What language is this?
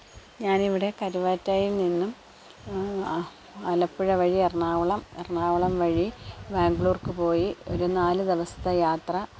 Malayalam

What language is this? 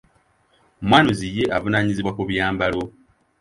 Ganda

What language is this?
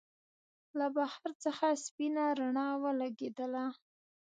Pashto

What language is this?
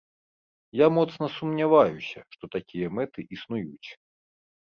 Belarusian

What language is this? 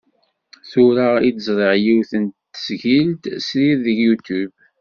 Kabyle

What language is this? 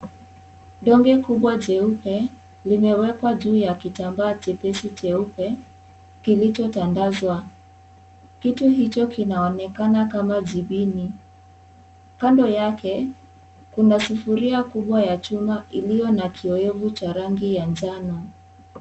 Swahili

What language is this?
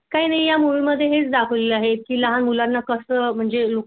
Marathi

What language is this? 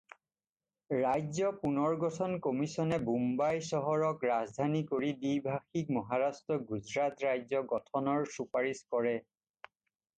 Assamese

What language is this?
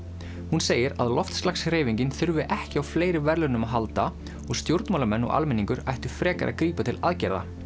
Icelandic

